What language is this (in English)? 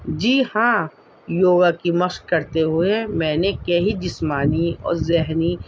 Urdu